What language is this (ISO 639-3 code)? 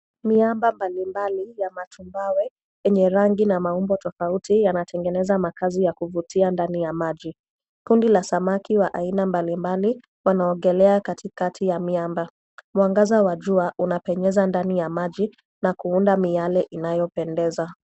swa